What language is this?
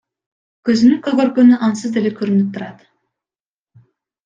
Kyrgyz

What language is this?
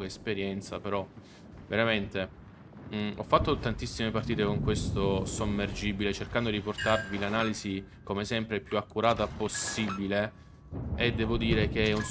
Italian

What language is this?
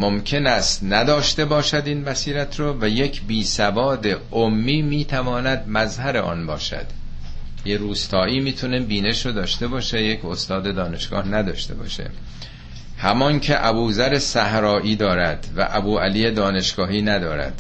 Persian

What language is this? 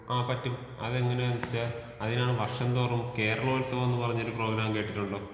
Malayalam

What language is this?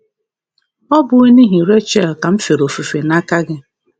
Igbo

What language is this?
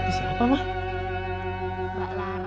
Indonesian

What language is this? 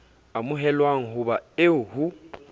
Southern Sotho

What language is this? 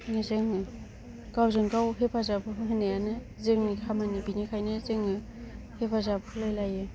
Bodo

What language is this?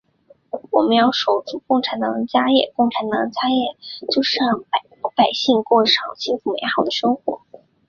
Chinese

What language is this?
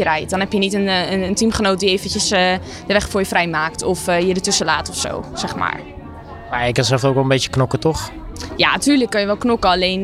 Dutch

